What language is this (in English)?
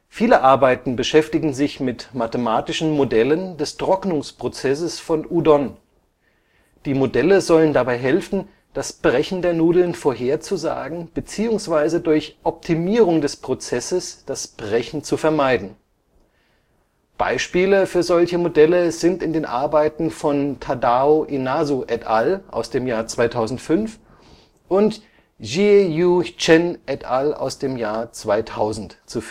German